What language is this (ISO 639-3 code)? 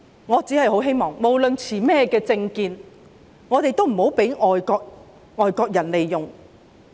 yue